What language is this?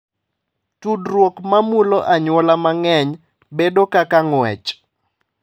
Luo (Kenya and Tanzania)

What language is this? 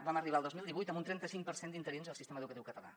Catalan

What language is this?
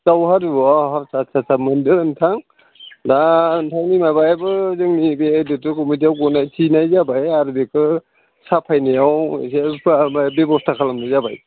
Bodo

